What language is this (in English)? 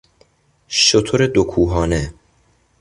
Persian